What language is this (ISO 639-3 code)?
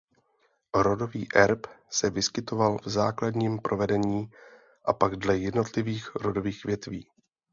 ces